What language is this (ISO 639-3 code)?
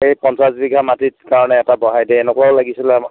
asm